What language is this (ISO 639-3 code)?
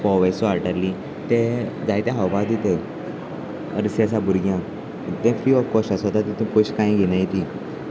kok